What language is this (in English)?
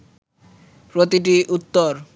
Bangla